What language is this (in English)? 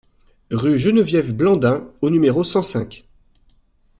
French